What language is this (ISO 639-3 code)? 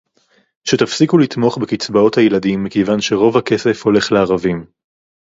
heb